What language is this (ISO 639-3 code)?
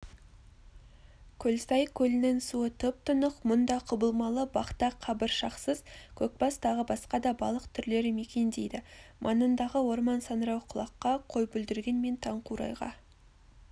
kaz